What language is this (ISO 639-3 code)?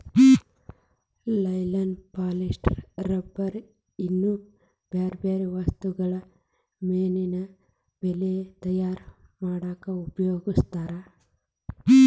kan